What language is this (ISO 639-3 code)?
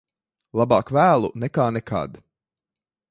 lav